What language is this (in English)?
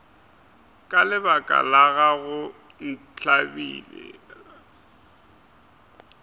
Northern Sotho